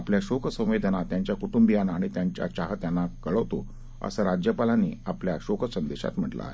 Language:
Marathi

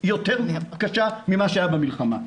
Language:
Hebrew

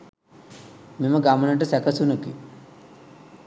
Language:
Sinhala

